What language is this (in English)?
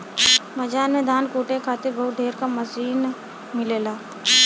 Bhojpuri